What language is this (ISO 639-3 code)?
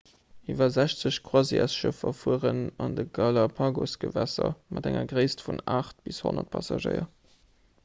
ltz